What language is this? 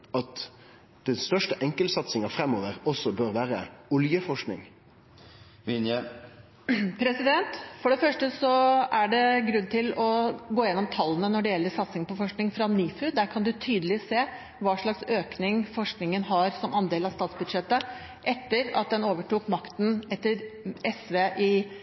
Norwegian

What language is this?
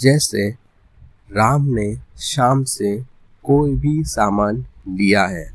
Hindi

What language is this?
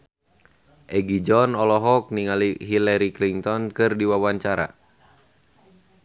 Sundanese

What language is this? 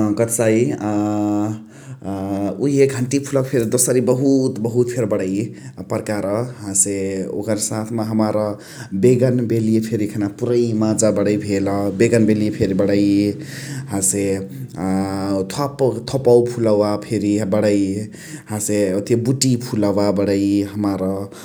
Chitwania Tharu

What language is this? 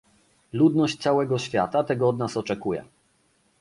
Polish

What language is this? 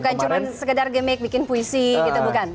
Indonesian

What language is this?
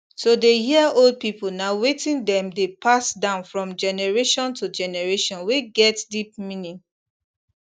Nigerian Pidgin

